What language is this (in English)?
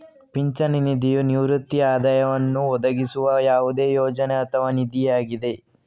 Kannada